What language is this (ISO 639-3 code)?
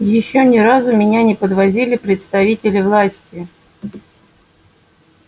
rus